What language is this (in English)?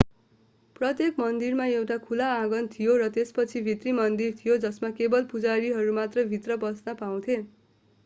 Nepali